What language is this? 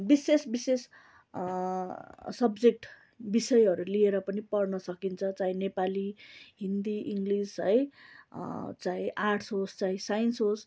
Nepali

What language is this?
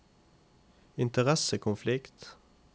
Norwegian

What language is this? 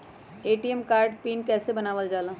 Magahi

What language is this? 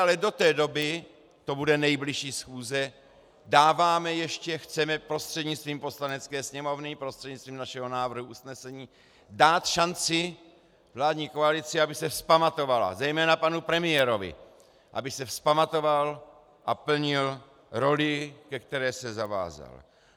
Czech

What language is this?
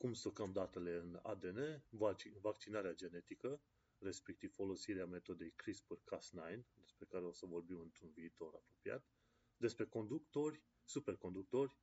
Romanian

